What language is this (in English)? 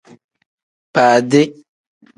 Tem